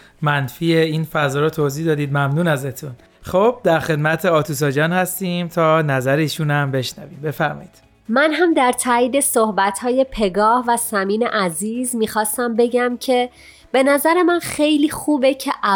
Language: Persian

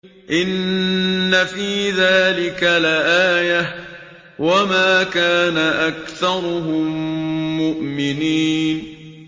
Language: Arabic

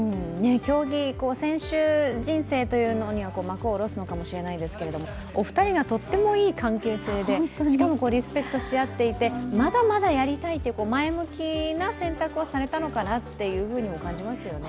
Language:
Japanese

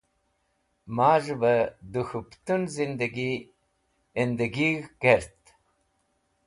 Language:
Wakhi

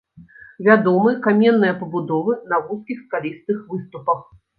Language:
Belarusian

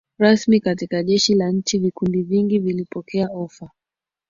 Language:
Swahili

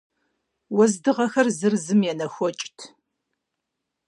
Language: Kabardian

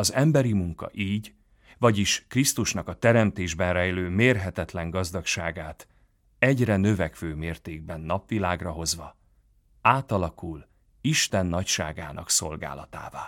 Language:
Hungarian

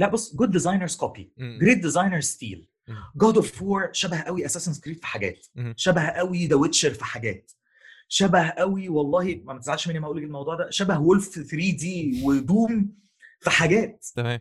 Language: Arabic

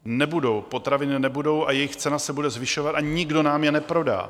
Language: Czech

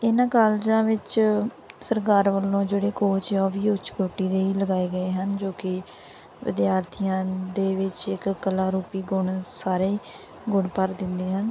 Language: Punjabi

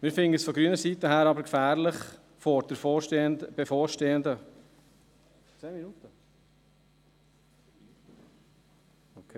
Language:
Swiss German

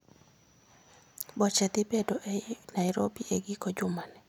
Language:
Luo (Kenya and Tanzania)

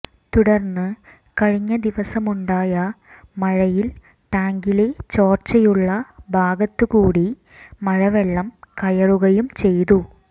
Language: Malayalam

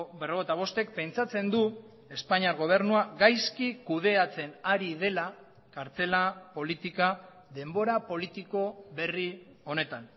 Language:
Basque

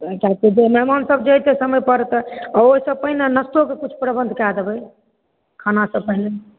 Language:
Maithili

